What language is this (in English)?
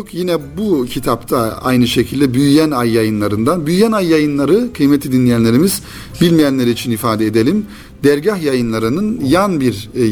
Turkish